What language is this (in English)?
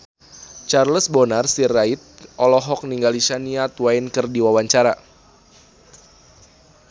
Sundanese